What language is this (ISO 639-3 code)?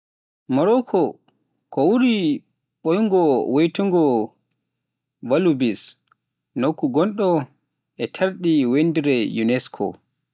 fuf